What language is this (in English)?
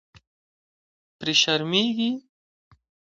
Pashto